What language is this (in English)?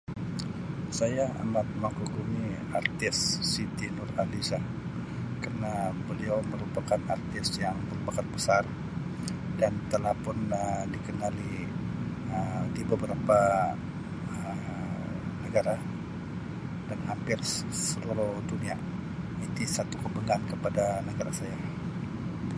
Sabah Malay